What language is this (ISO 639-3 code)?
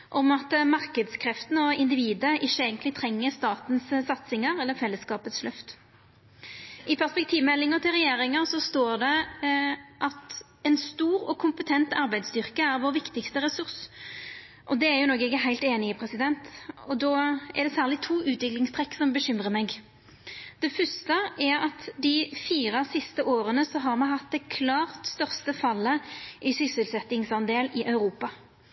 nno